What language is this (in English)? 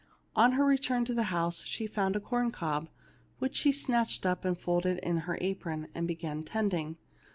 English